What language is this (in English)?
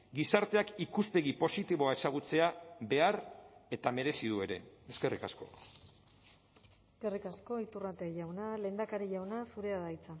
Basque